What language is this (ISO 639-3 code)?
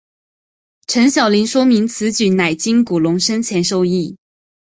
zho